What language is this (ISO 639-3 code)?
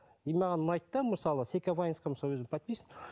kaz